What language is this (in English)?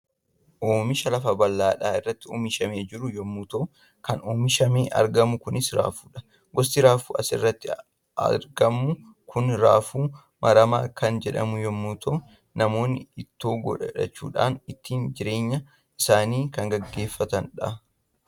Oromo